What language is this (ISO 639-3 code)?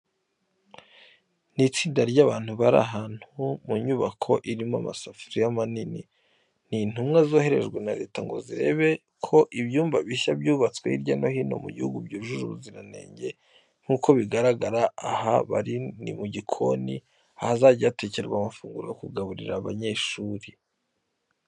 kin